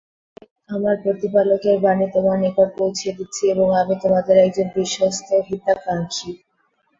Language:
Bangla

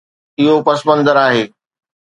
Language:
Sindhi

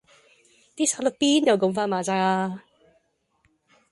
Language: Cantonese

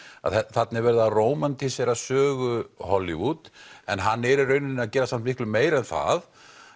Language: Icelandic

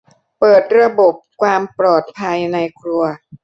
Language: Thai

